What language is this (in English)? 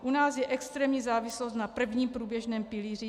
Czech